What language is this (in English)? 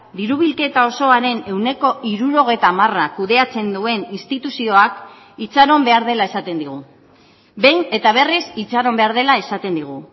Basque